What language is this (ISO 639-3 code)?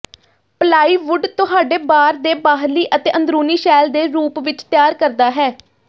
pan